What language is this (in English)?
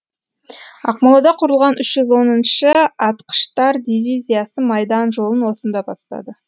Kazakh